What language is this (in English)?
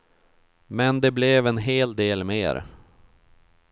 Swedish